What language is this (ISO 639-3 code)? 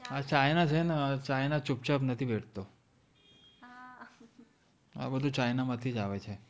guj